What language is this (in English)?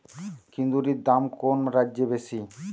Bangla